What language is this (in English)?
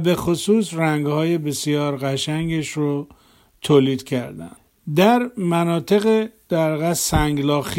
Persian